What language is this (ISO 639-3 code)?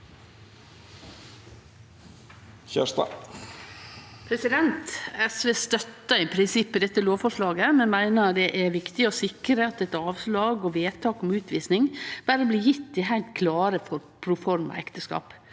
nor